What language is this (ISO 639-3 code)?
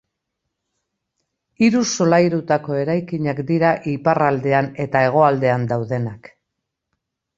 eus